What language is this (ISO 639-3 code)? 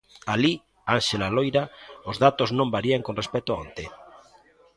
glg